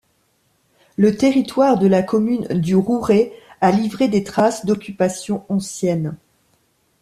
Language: French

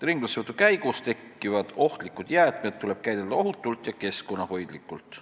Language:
Estonian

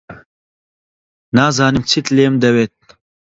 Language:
Central Kurdish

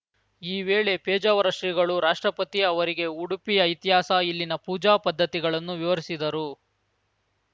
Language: Kannada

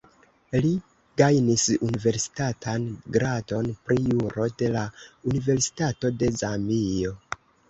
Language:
Esperanto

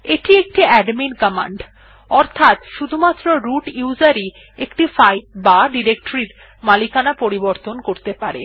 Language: Bangla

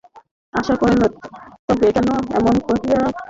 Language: Bangla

